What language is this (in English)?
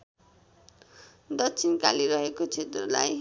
Nepali